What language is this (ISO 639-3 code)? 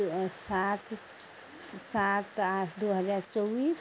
mai